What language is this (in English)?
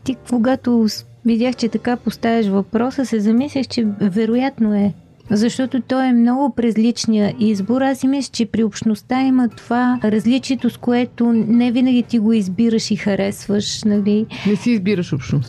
Bulgarian